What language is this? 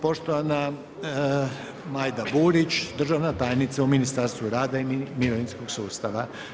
Croatian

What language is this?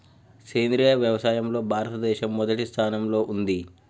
Telugu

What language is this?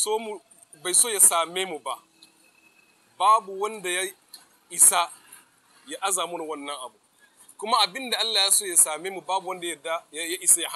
Arabic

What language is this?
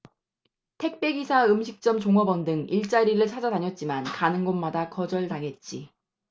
Korean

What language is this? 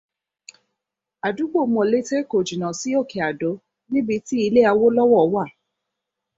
Yoruba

